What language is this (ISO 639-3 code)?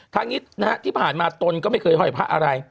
tha